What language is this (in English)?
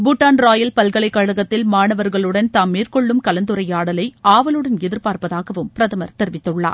Tamil